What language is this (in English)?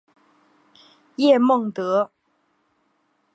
Chinese